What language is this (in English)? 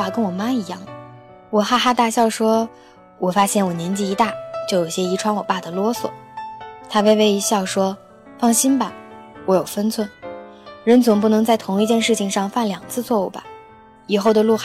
Chinese